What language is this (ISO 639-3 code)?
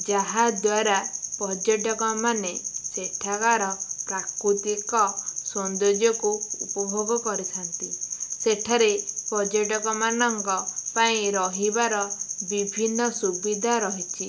ori